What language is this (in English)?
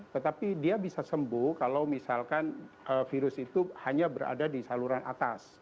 Indonesian